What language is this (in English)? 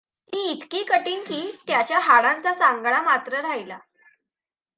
Marathi